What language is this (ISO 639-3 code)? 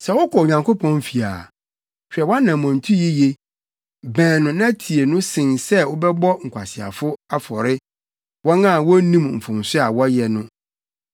aka